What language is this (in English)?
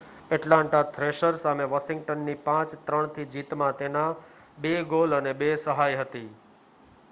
Gujarati